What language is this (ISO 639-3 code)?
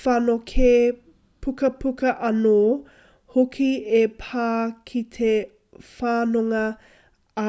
mri